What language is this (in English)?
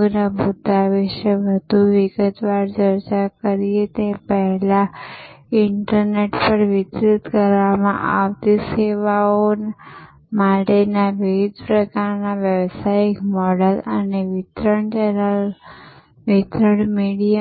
Gujarati